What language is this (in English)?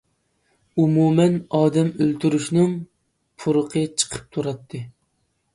Uyghur